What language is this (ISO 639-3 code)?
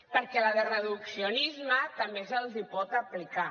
cat